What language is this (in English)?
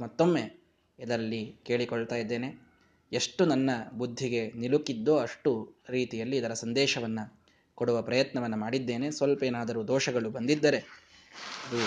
Kannada